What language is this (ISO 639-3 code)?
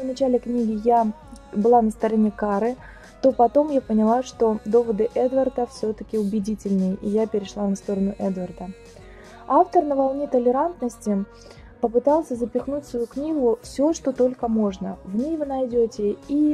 rus